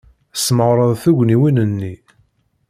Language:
Kabyle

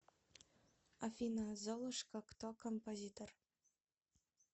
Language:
Russian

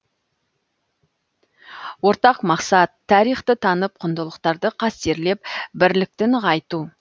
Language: Kazakh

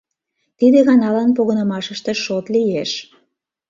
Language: Mari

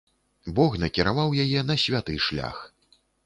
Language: Belarusian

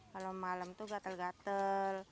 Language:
Indonesian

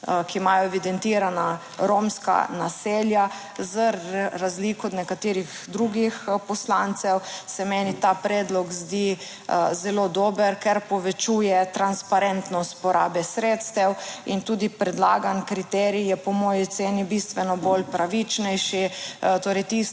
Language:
Slovenian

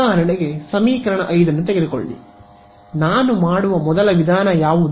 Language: Kannada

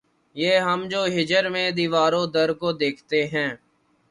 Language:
Urdu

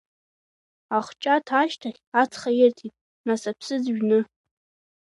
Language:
Abkhazian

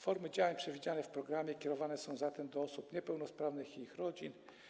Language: Polish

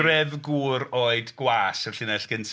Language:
Welsh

